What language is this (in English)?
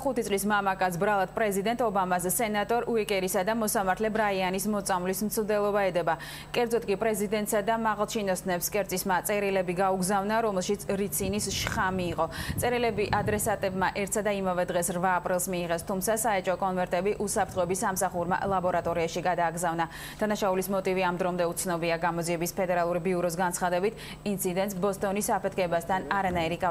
Georgian